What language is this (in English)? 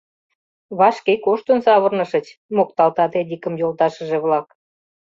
Mari